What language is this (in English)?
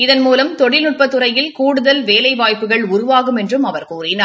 Tamil